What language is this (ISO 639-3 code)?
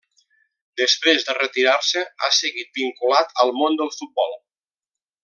cat